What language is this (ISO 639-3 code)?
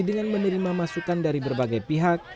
ind